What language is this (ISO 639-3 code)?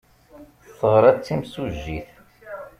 kab